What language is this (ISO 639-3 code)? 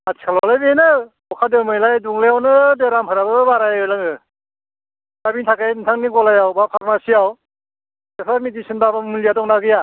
brx